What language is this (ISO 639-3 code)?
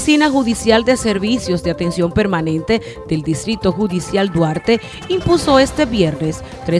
spa